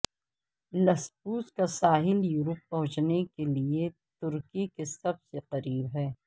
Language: Urdu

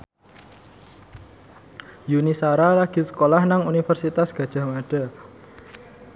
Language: Javanese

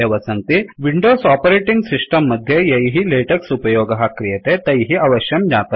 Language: Sanskrit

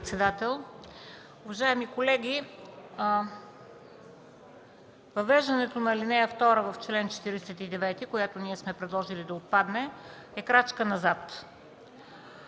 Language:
Bulgarian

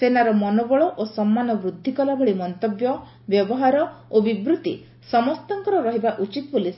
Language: Odia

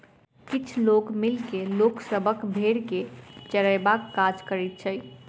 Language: Maithili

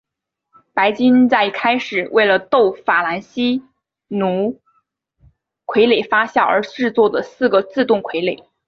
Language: Chinese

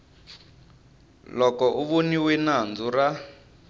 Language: Tsonga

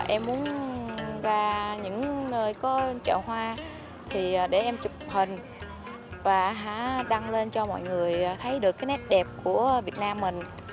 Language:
Vietnamese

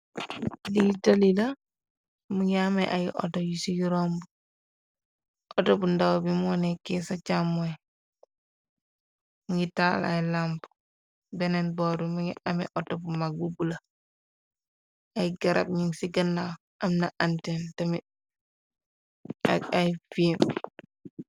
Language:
Wolof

